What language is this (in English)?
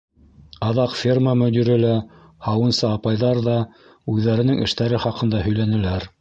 Bashkir